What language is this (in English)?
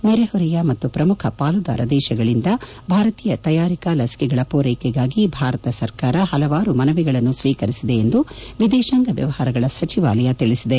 Kannada